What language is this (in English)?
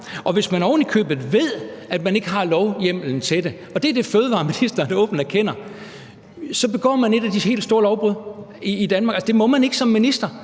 Danish